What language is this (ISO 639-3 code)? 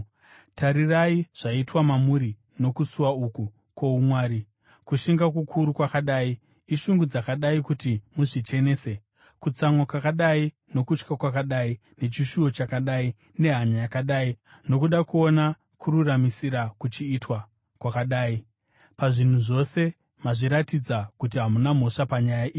sna